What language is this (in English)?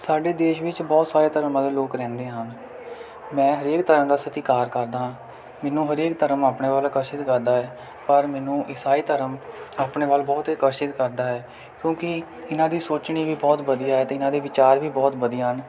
Punjabi